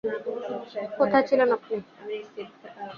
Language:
Bangla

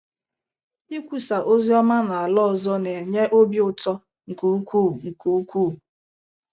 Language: Igbo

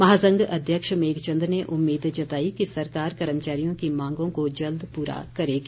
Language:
Hindi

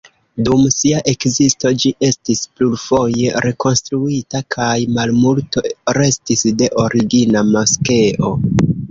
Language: Esperanto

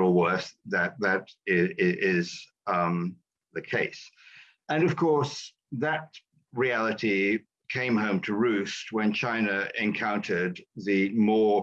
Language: English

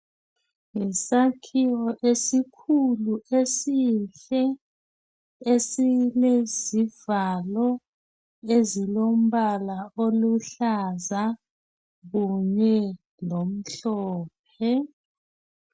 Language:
North Ndebele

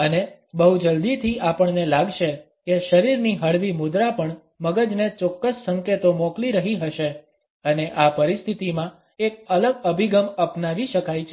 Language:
Gujarati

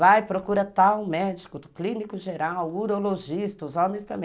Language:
Portuguese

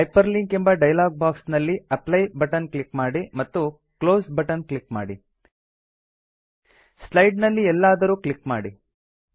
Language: Kannada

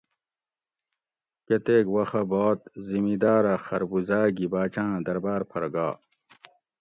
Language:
Gawri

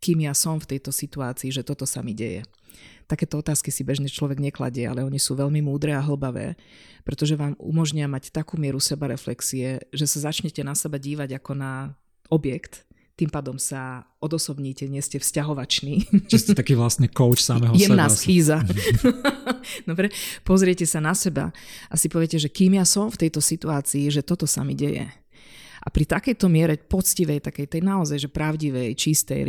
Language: Slovak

